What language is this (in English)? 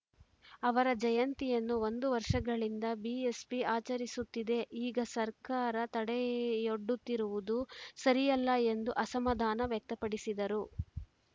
Kannada